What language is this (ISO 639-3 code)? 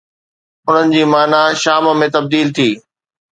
snd